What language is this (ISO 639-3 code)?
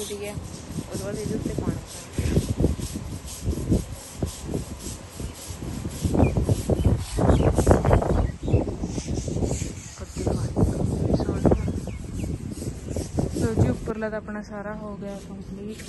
pan